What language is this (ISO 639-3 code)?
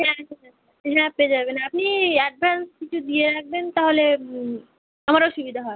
ben